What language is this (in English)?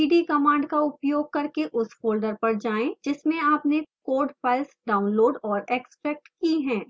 Hindi